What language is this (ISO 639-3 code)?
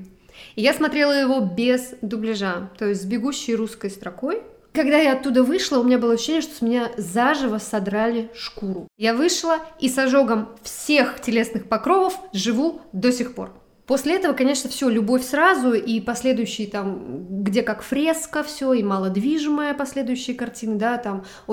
rus